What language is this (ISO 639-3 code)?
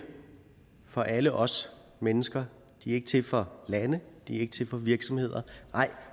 dan